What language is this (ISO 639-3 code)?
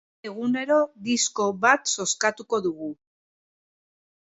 eus